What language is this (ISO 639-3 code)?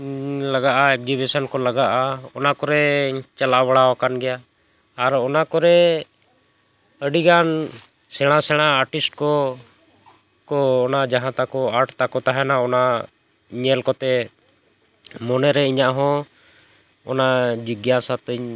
sat